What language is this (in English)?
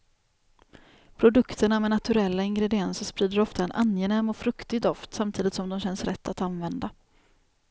Swedish